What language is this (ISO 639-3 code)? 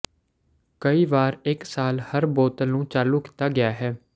pan